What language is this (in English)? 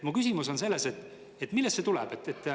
Estonian